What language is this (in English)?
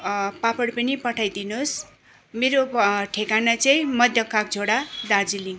Nepali